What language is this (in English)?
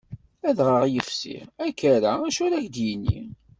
Kabyle